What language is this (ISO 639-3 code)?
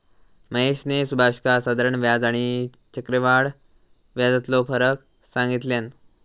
mar